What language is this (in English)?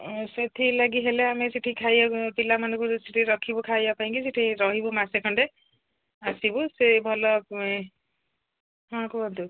Odia